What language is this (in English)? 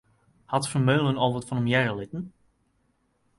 Western Frisian